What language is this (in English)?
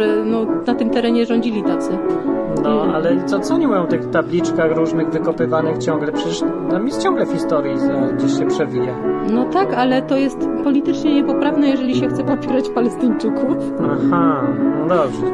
Polish